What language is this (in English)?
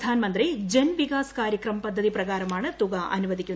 Malayalam